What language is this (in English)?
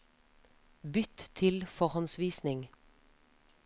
Norwegian